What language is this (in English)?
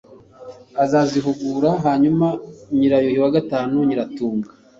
Kinyarwanda